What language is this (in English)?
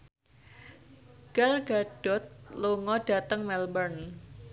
Javanese